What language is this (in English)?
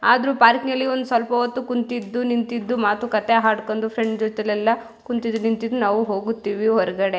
Kannada